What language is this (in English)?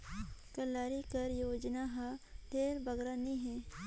Chhattisgarhi